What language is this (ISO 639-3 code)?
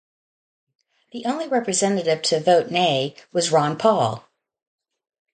eng